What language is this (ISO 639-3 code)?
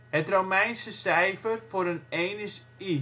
nld